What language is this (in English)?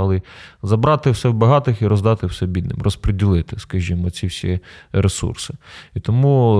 Ukrainian